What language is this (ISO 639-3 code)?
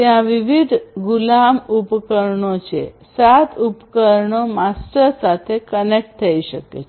guj